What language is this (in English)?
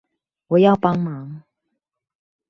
Chinese